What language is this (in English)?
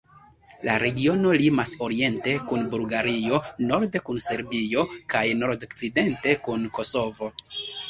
Esperanto